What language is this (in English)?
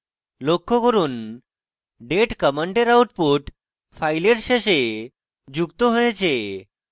Bangla